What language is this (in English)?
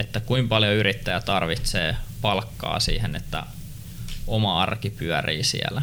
Finnish